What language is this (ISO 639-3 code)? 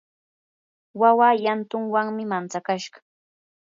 qur